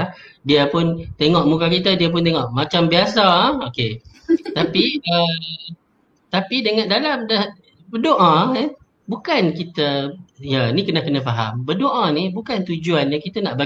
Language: Malay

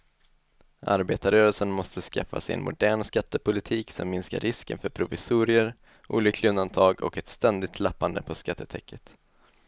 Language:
Swedish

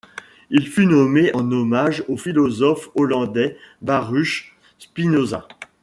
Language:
French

